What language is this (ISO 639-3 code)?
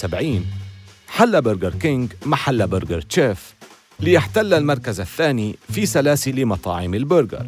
ara